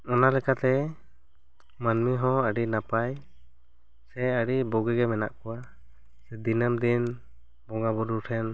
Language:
Santali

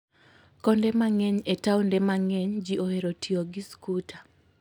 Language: Luo (Kenya and Tanzania)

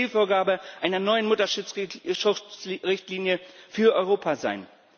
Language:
German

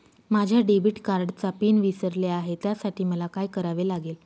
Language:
Marathi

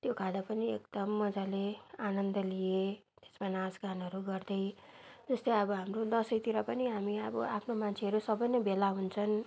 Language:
Nepali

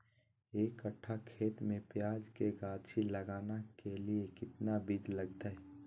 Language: Magahi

